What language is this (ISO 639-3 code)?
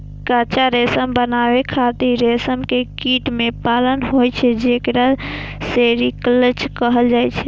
mai